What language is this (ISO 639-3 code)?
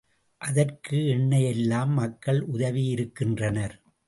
tam